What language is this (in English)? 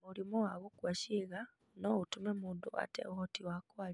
Kikuyu